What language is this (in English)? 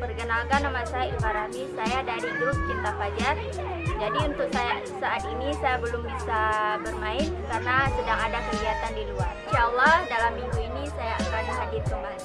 Indonesian